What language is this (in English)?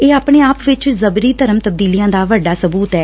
Punjabi